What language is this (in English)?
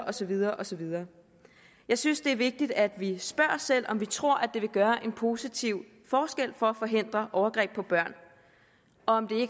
Danish